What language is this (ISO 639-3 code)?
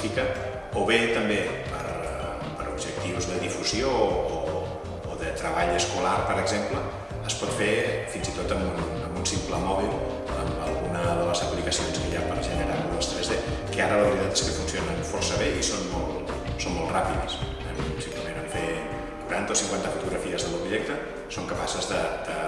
cat